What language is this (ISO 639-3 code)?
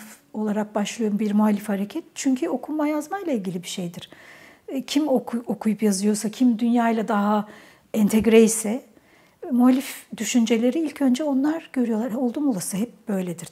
tur